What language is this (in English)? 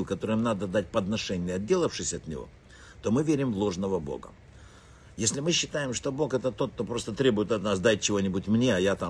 Russian